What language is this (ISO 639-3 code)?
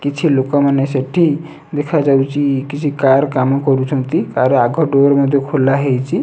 ori